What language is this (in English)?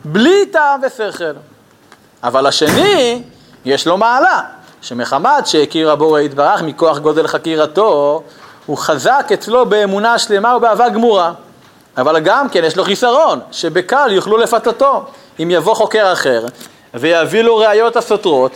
Hebrew